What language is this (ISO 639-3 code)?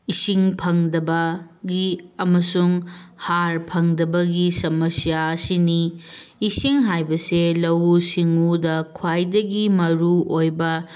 mni